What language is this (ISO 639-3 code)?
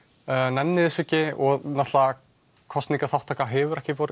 isl